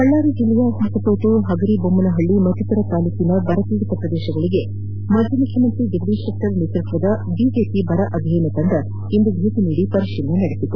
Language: Kannada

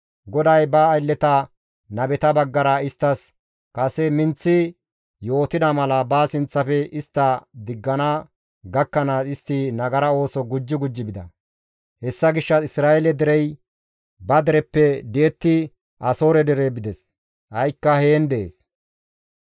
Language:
Gamo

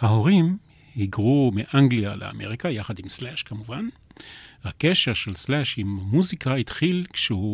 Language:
Hebrew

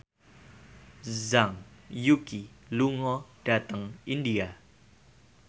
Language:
Javanese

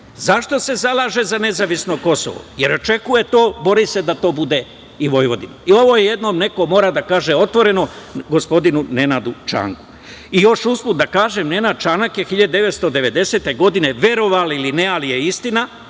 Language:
Serbian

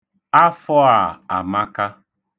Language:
Igbo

